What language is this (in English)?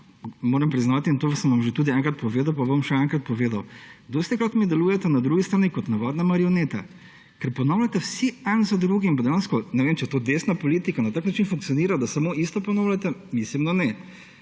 Slovenian